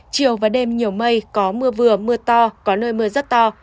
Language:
Vietnamese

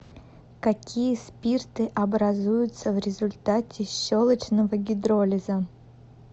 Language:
Russian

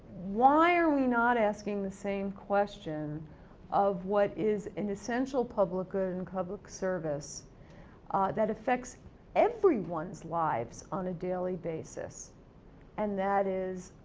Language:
English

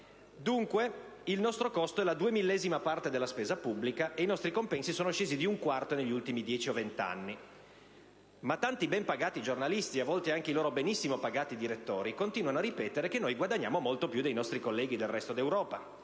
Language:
Italian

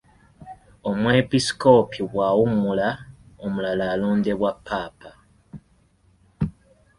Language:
Ganda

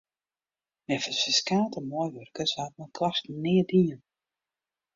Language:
Western Frisian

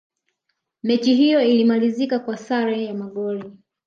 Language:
Swahili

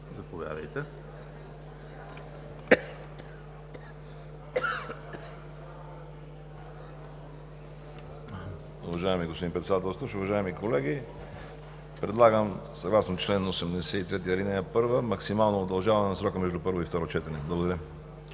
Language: Bulgarian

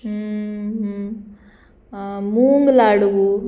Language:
Konkani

